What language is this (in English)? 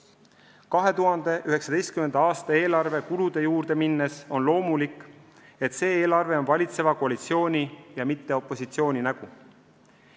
Estonian